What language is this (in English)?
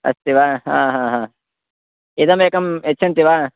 Sanskrit